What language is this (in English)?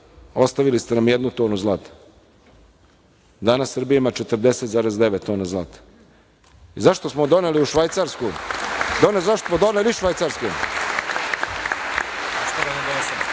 Serbian